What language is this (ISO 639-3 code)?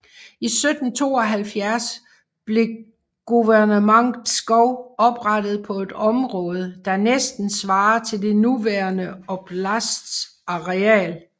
dan